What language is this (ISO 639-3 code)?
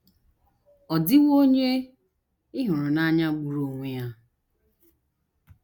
ibo